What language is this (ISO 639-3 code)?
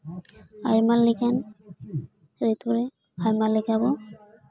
sat